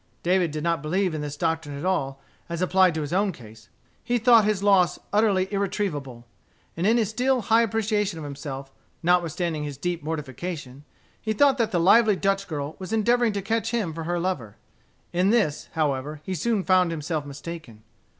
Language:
English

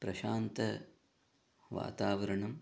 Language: Sanskrit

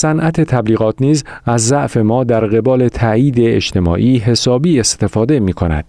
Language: Persian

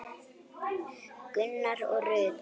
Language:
Icelandic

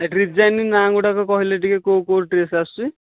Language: Odia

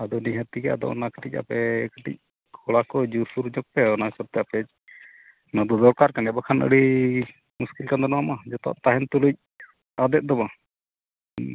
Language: Santali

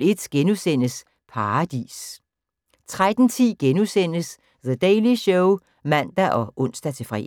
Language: Danish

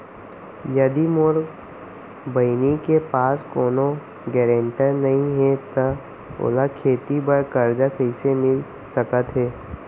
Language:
Chhattisgarhi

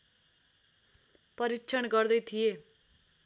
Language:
Nepali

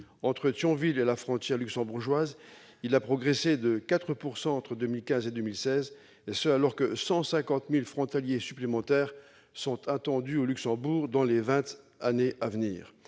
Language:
French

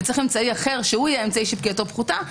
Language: Hebrew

